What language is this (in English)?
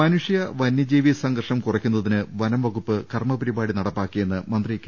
Malayalam